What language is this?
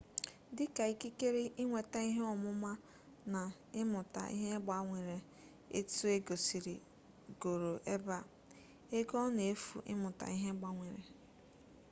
Igbo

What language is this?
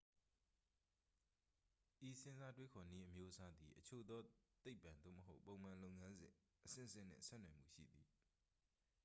Burmese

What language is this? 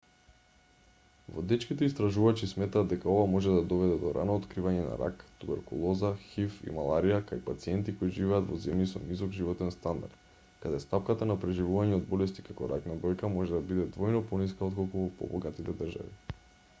Macedonian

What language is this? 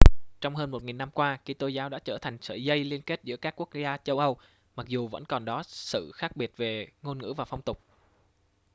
Vietnamese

